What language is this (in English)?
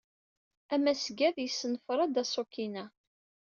Kabyle